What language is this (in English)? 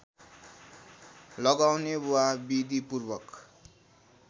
Nepali